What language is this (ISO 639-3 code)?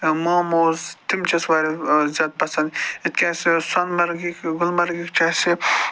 kas